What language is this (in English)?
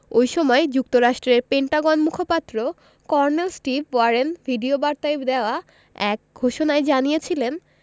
Bangla